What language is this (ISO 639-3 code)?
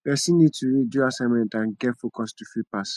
pcm